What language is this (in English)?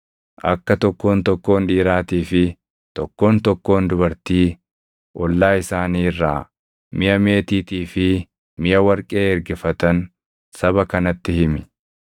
Oromo